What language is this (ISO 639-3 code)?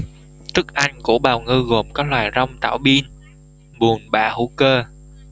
vie